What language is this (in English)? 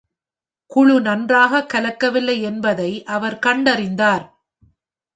Tamil